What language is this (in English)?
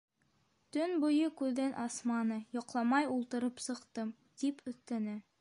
Bashkir